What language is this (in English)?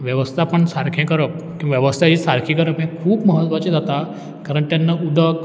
Konkani